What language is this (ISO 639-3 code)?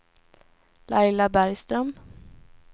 swe